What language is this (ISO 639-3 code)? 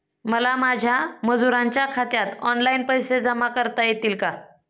mar